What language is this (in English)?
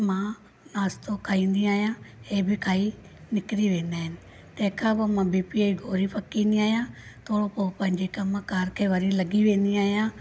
Sindhi